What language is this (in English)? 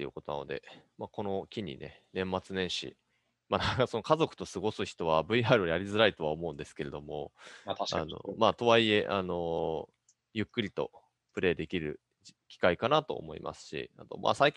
Japanese